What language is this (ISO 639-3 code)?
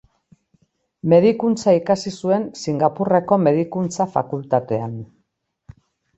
eus